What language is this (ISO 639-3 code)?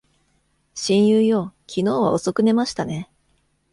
jpn